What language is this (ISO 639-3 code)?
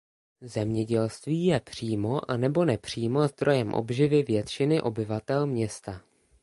ces